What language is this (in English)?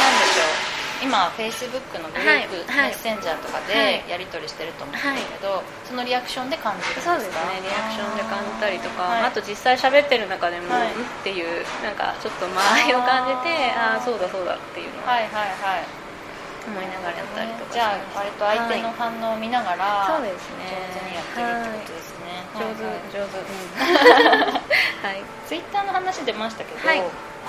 Japanese